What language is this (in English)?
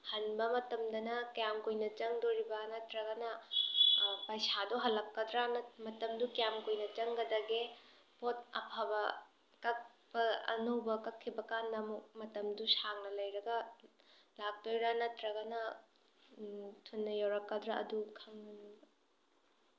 Manipuri